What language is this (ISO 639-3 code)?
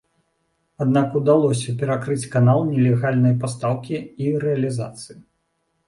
bel